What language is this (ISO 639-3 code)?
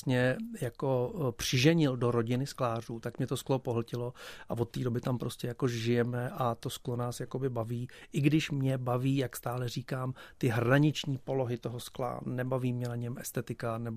ces